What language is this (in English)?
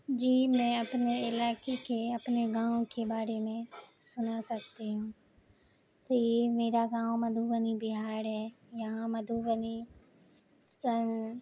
Urdu